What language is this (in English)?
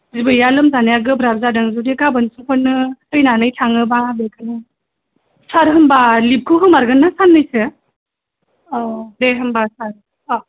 Bodo